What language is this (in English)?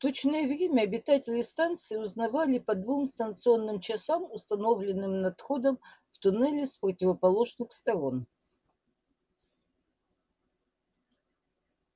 Russian